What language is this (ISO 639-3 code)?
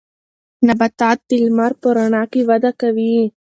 pus